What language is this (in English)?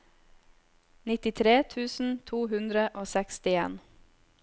Norwegian